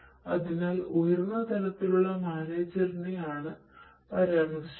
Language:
Malayalam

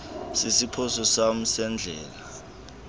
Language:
Xhosa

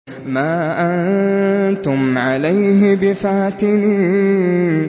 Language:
Arabic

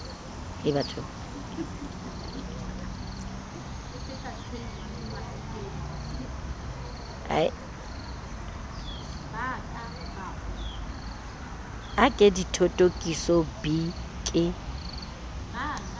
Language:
Southern Sotho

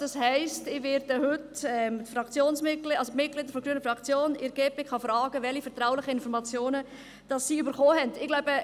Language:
Swiss German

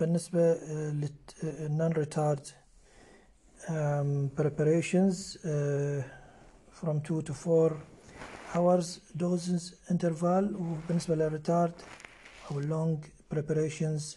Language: Arabic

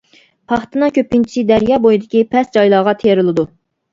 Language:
Uyghur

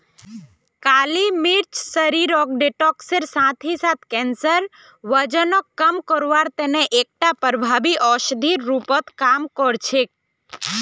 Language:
Magahi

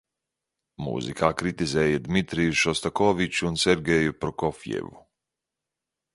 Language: Latvian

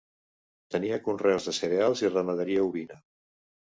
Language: Catalan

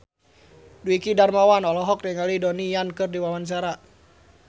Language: Sundanese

